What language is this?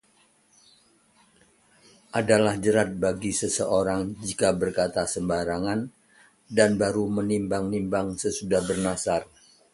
Indonesian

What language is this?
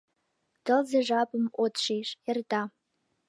Mari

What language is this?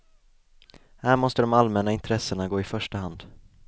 Swedish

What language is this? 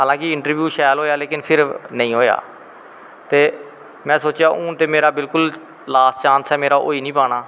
Dogri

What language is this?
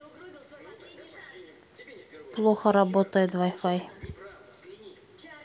Russian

